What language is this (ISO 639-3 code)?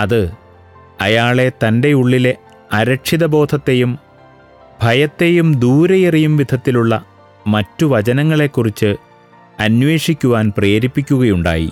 mal